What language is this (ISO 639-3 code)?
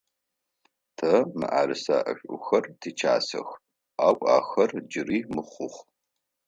ady